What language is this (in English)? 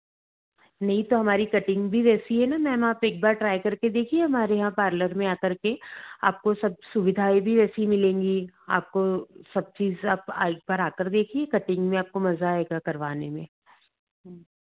Hindi